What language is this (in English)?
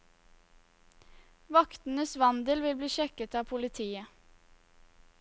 Norwegian